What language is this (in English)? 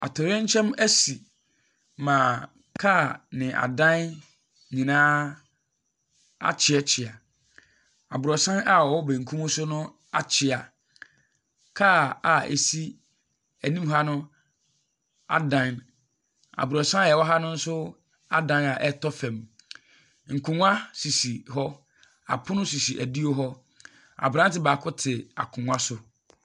Akan